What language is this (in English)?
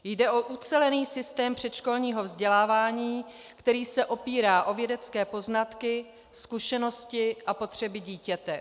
Czech